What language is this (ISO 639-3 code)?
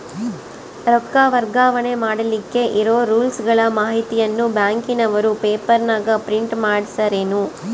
kan